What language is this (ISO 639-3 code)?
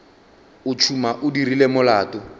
nso